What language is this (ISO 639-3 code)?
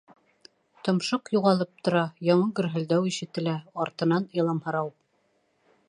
bak